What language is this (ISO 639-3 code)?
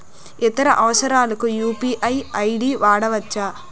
tel